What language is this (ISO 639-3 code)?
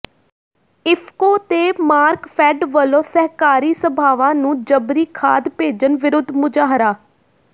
pan